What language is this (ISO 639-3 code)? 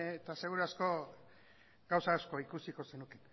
eus